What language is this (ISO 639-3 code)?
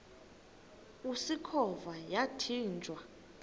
xho